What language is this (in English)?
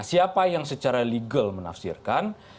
Indonesian